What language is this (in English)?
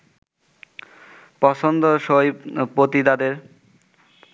Bangla